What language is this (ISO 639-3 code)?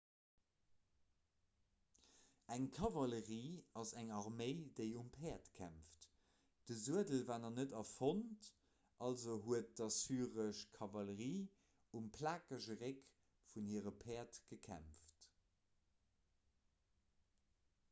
ltz